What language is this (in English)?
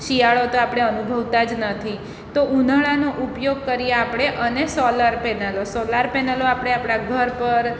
Gujarati